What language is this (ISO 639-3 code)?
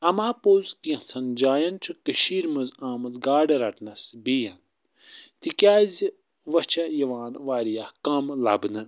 kas